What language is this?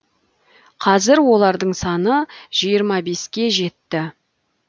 Kazakh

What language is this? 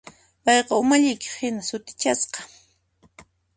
Puno Quechua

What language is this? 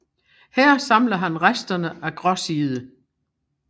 Danish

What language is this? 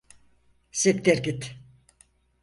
Turkish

